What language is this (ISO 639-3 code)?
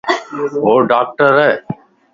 lss